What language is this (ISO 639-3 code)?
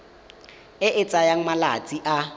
tsn